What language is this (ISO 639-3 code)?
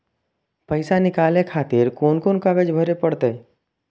mai